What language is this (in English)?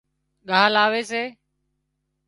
Wadiyara Koli